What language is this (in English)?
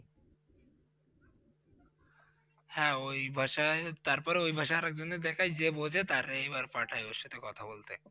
Bangla